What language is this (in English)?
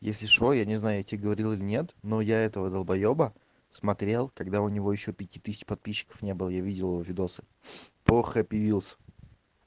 Russian